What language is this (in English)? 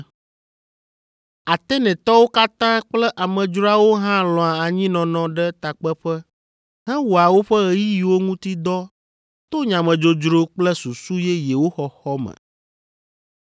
Ewe